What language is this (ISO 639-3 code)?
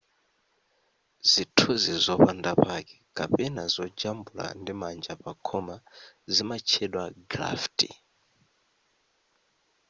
nya